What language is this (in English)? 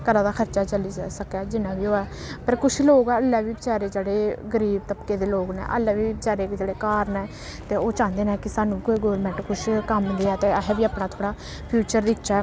Dogri